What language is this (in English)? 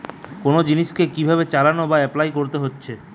Bangla